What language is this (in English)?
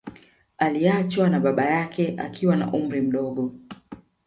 Swahili